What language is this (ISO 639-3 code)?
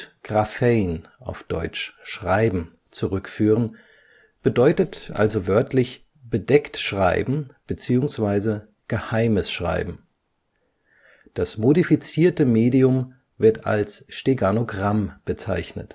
deu